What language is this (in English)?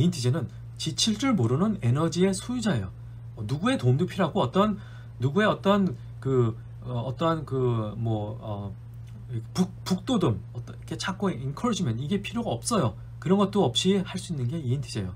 Korean